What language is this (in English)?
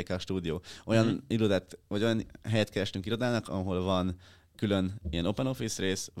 Hungarian